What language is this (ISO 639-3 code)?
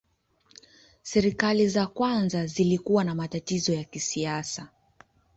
swa